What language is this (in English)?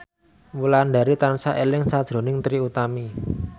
Javanese